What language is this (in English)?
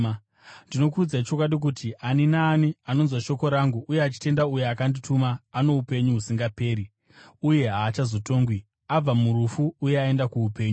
Shona